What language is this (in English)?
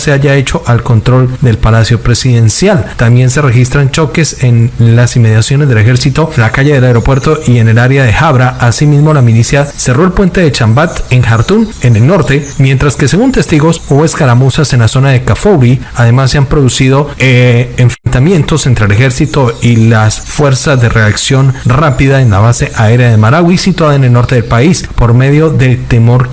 Spanish